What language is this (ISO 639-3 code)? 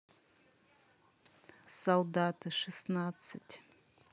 rus